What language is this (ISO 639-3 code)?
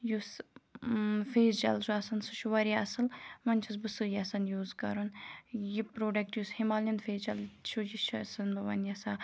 kas